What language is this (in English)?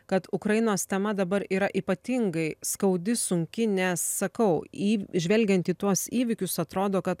Lithuanian